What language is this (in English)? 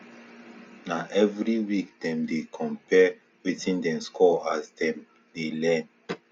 Nigerian Pidgin